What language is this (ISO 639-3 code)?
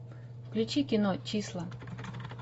rus